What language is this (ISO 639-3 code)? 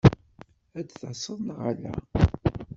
kab